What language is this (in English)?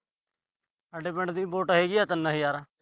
Punjabi